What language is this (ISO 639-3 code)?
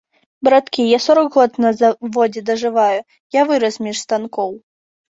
bel